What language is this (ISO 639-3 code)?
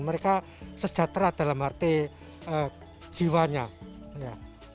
ind